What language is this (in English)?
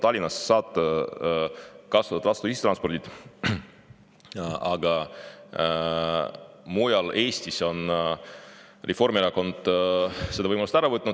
Estonian